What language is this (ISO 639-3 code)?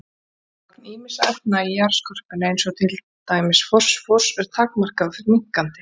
isl